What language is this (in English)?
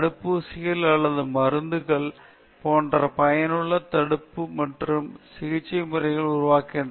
Tamil